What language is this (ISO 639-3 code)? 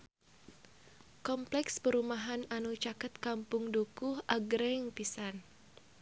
sun